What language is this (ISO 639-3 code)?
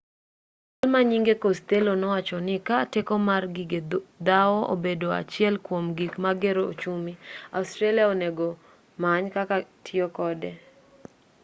luo